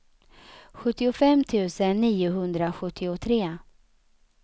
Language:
Swedish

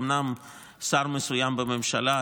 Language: Hebrew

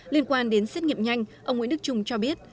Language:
Vietnamese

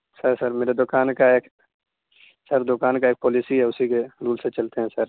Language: Urdu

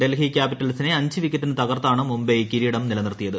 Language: Malayalam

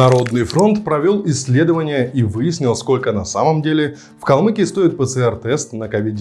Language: Russian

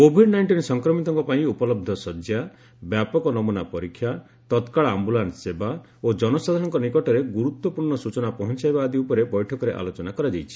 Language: Odia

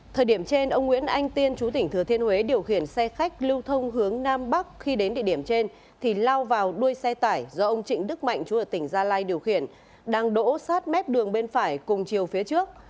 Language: Vietnamese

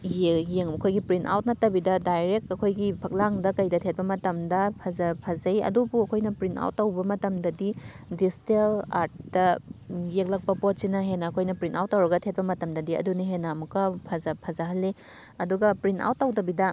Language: Manipuri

